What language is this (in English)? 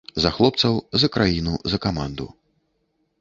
Belarusian